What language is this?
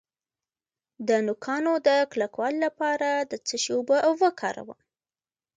Pashto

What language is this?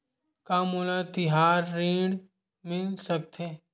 Chhattisgarhi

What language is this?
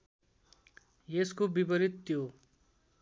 Nepali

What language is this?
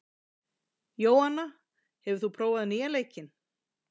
Icelandic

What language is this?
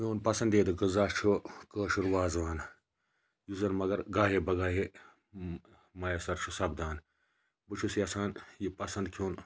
Kashmiri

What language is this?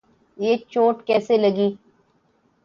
Urdu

